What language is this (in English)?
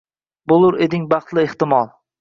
Uzbek